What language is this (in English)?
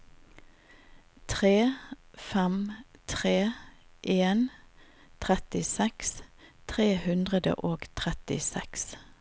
Norwegian